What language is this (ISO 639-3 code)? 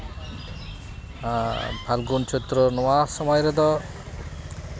sat